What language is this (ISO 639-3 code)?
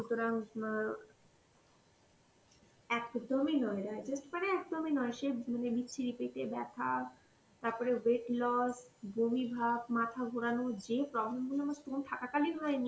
ben